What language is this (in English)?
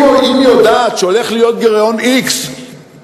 Hebrew